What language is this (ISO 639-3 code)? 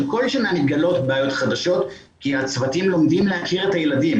heb